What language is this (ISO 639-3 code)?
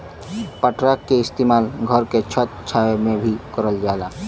bho